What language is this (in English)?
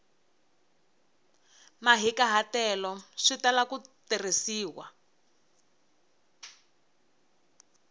Tsonga